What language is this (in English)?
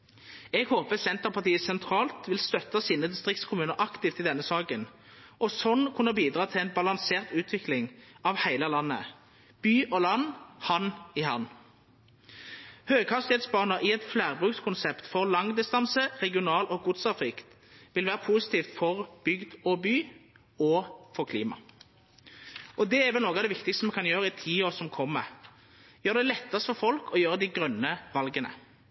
Norwegian Nynorsk